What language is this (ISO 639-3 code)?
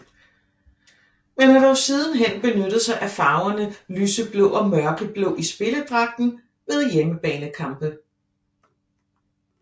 dan